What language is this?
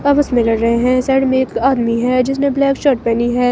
Hindi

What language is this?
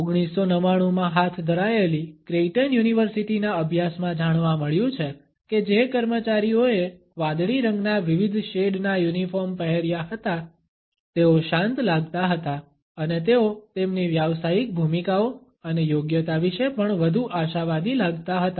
Gujarati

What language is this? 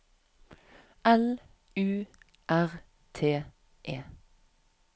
Norwegian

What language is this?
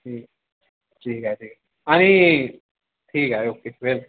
Marathi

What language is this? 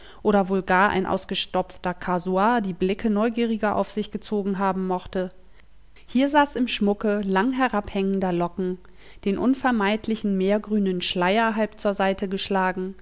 German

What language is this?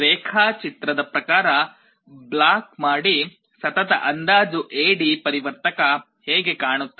Kannada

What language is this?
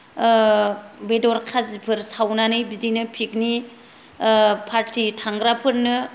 Bodo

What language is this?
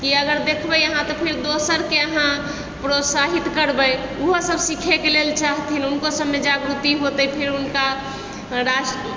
Maithili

